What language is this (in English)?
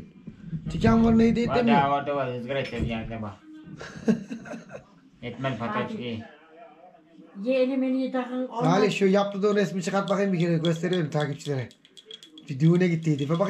Turkish